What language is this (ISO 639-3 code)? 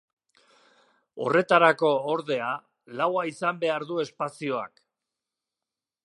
eus